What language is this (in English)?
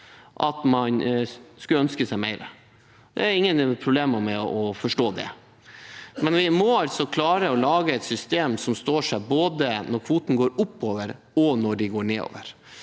Norwegian